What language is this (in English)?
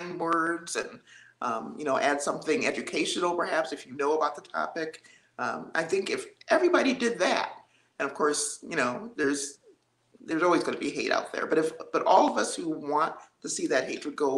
English